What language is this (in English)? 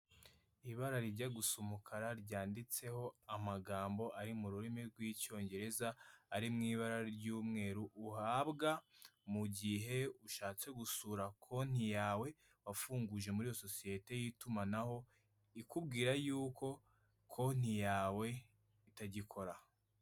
Kinyarwanda